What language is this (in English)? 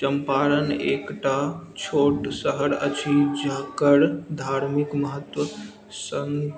Maithili